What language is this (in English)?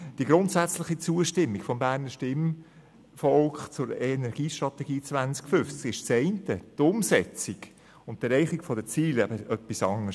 Swiss German